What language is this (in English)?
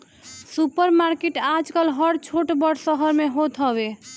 Bhojpuri